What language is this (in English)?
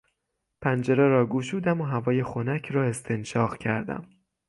Persian